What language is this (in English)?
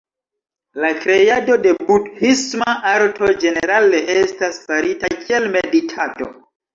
Esperanto